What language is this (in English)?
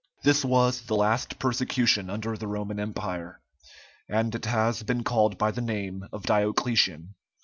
English